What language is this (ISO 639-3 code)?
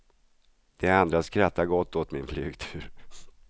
swe